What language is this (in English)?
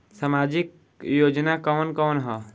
Bhojpuri